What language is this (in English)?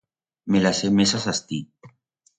Aragonese